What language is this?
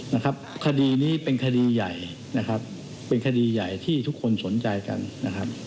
Thai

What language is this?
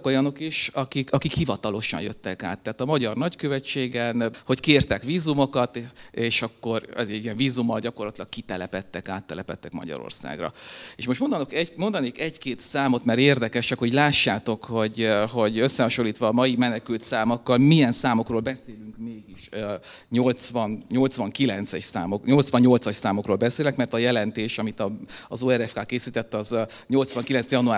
Hungarian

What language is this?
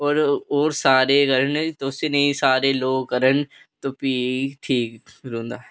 Dogri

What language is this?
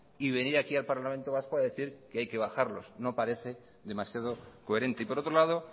Spanish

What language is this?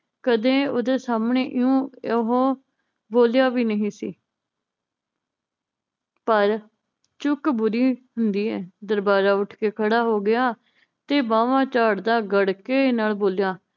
Punjabi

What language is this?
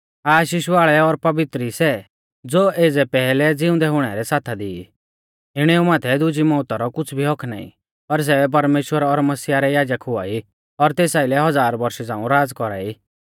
Mahasu Pahari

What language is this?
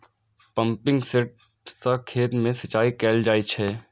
Maithili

